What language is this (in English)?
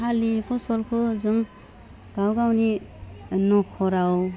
Bodo